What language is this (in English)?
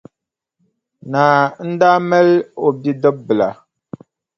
Dagbani